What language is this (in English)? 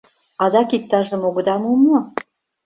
Mari